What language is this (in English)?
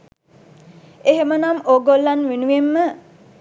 Sinhala